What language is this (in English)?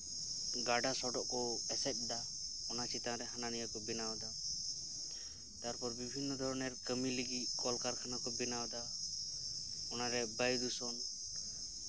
Santali